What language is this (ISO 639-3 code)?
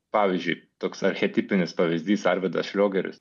lit